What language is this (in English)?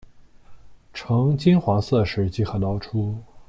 Chinese